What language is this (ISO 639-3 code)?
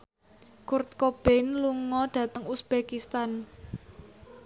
jav